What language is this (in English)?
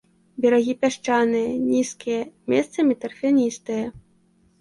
Belarusian